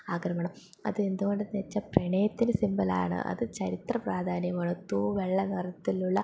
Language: Malayalam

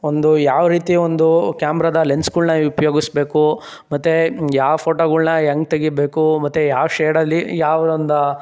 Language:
Kannada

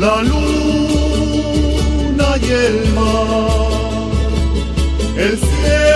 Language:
Romanian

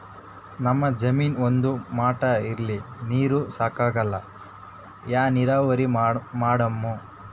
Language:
Kannada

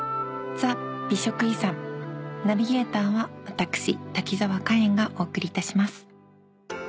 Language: Japanese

